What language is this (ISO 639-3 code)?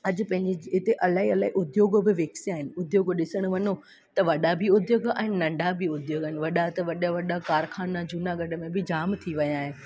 snd